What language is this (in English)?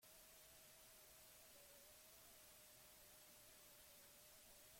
Basque